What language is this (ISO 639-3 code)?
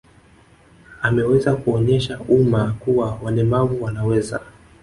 swa